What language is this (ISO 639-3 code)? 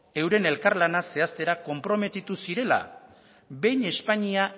eus